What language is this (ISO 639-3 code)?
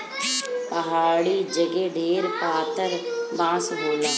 bho